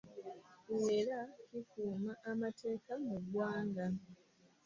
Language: Ganda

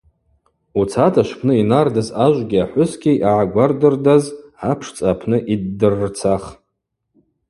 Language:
Abaza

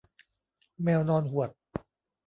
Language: Thai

